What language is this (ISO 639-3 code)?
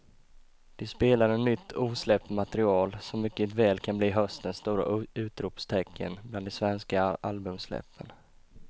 swe